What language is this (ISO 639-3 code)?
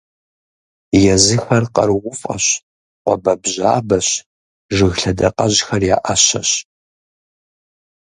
kbd